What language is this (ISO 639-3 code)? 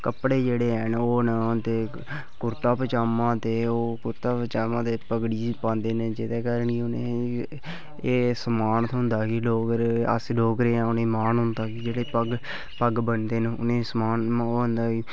doi